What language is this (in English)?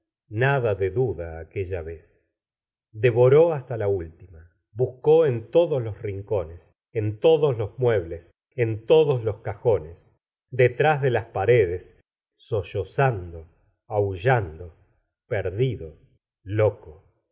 Spanish